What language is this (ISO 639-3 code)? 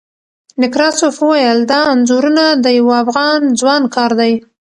pus